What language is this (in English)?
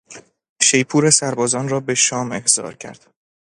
Persian